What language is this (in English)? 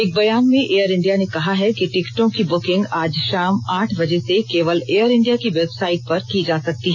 Hindi